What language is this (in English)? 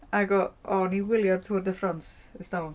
Welsh